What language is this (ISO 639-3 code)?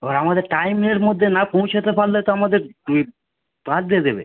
ben